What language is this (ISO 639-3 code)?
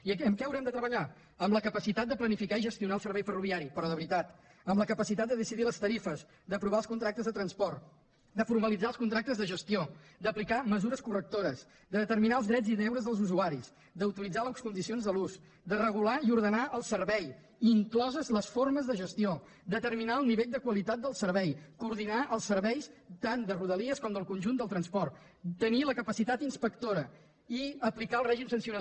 cat